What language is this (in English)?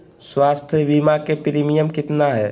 Magahi